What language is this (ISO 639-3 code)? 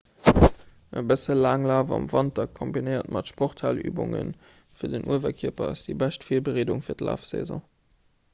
ltz